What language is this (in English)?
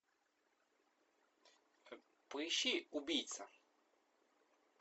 Russian